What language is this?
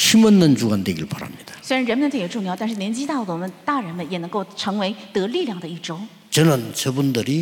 Korean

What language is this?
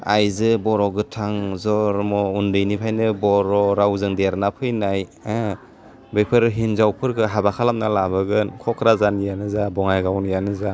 Bodo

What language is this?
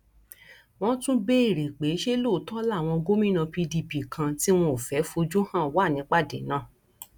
Yoruba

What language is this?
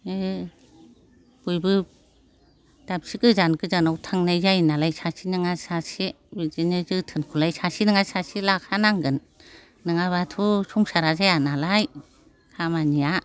Bodo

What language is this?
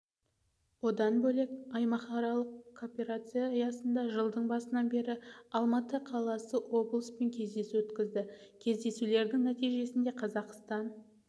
Kazakh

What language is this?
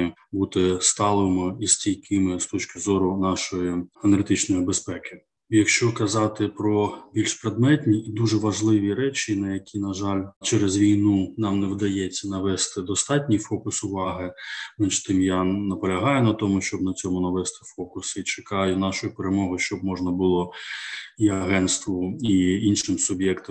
Ukrainian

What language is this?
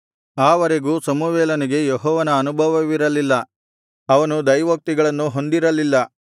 Kannada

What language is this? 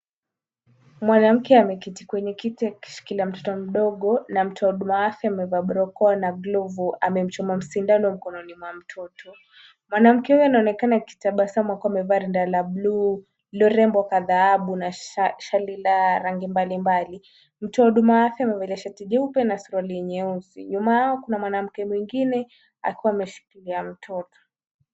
Swahili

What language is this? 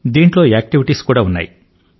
Telugu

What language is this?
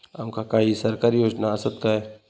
Marathi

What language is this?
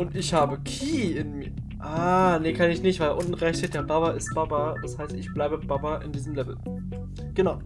German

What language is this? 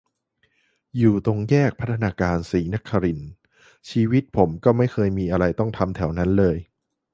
Thai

